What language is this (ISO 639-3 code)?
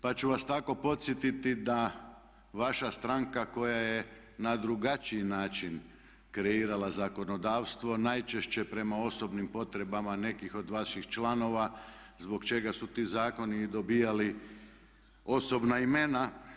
hrv